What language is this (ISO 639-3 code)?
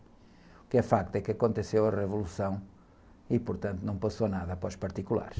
por